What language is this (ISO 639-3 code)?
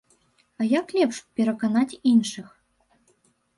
bel